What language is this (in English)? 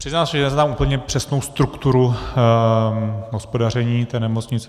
Czech